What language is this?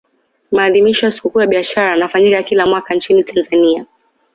Swahili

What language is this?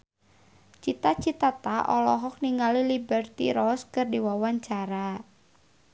Sundanese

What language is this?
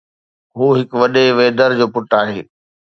Sindhi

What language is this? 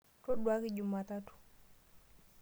Masai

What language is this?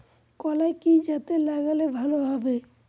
Bangla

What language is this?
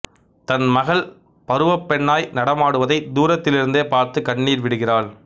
Tamil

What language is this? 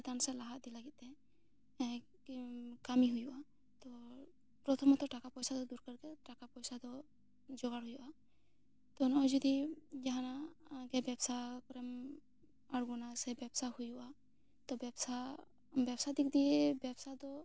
Santali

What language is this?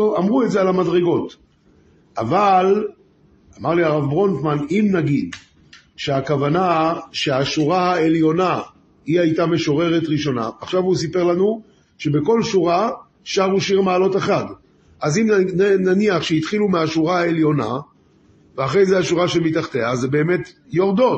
Hebrew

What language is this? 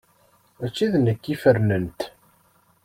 Kabyle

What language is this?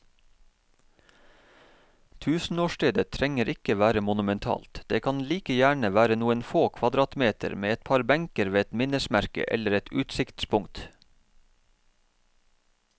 Norwegian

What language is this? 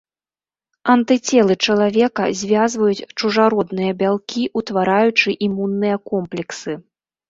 Belarusian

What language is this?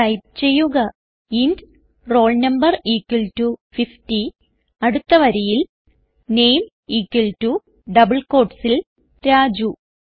Malayalam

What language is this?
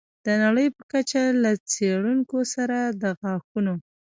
Pashto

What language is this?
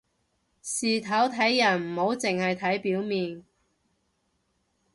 Cantonese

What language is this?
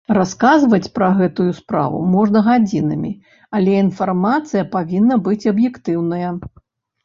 Belarusian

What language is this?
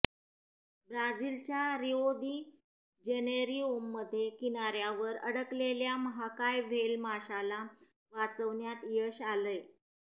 Marathi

